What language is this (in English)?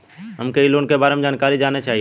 Bhojpuri